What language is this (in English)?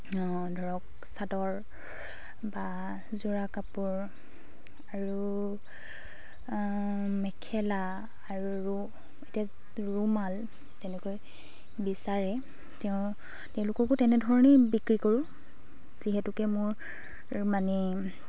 Assamese